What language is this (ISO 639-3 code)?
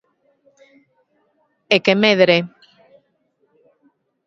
glg